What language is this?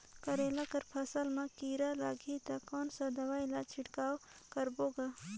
Chhattisgarhi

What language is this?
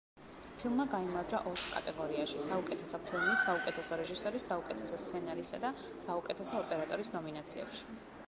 Georgian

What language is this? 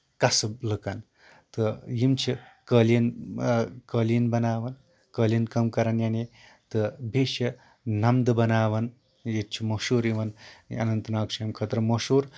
Kashmiri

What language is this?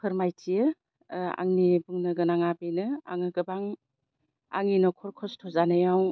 Bodo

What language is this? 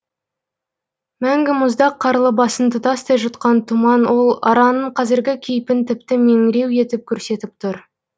Kazakh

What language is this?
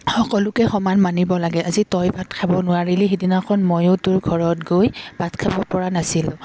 Assamese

